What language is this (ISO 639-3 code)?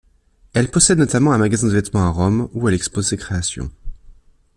fra